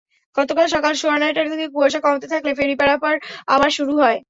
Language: Bangla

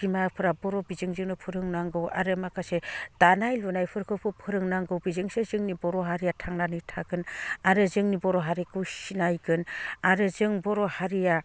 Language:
Bodo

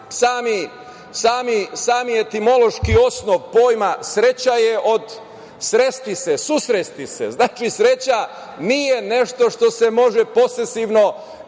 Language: Serbian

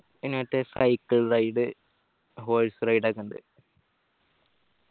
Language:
Malayalam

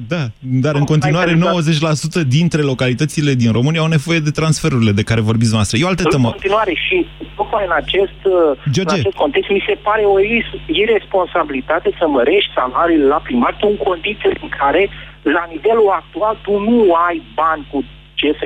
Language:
Romanian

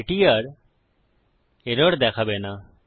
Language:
Bangla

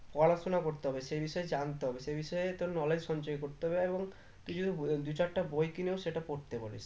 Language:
Bangla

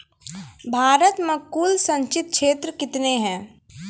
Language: Maithili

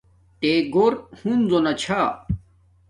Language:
Domaaki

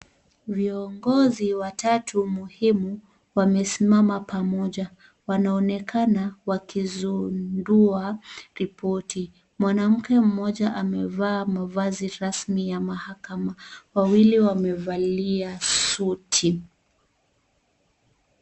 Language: Swahili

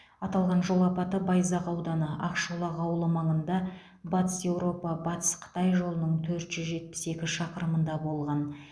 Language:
Kazakh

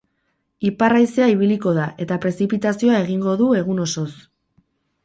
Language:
Basque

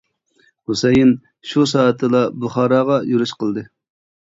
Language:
Uyghur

